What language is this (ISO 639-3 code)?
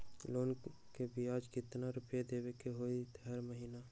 mag